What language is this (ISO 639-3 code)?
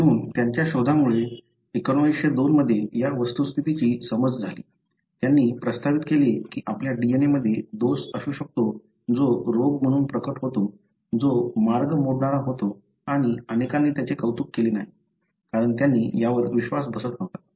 mar